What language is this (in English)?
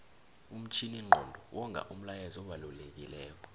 South Ndebele